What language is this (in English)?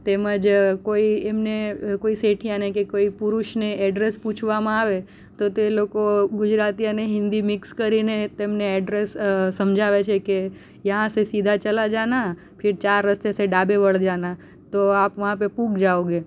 Gujarati